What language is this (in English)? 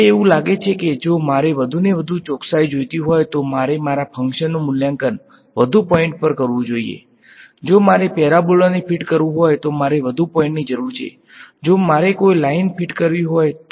Gujarati